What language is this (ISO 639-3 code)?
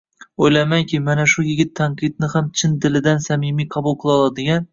uzb